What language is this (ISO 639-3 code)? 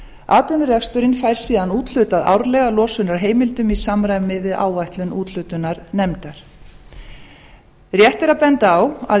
isl